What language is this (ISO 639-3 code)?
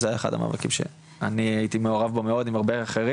heb